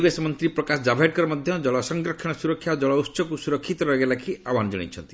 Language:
Odia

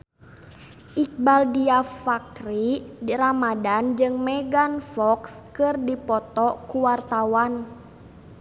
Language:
Sundanese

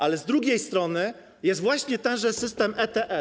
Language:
Polish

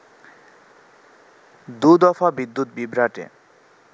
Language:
Bangla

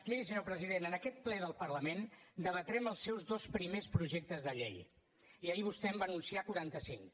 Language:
Catalan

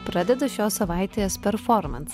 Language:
Lithuanian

